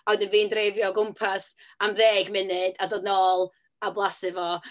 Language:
Welsh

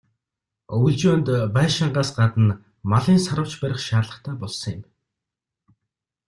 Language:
Mongolian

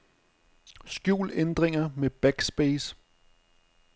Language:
Danish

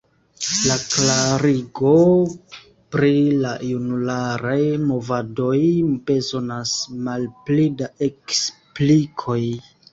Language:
Esperanto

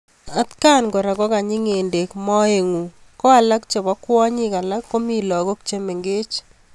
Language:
Kalenjin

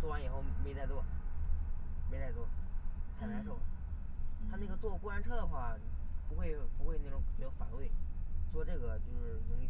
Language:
Chinese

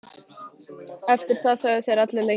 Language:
Icelandic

